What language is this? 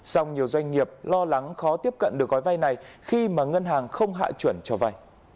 Vietnamese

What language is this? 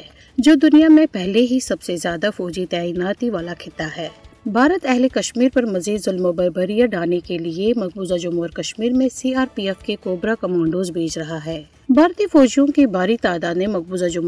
Urdu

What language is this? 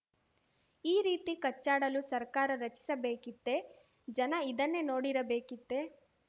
Kannada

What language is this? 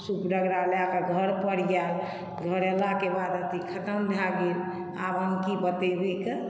Maithili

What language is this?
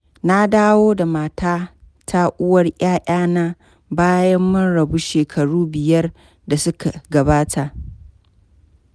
Hausa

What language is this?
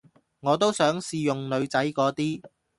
Cantonese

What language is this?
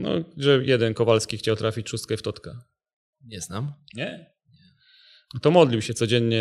Polish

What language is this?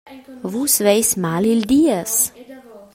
Romansh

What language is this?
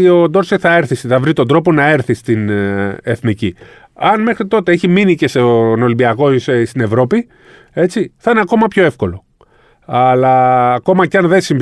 Greek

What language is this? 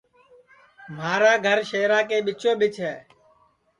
Sansi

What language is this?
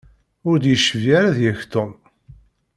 Kabyle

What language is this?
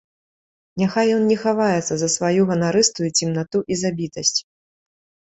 Belarusian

